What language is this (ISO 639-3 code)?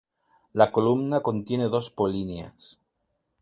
spa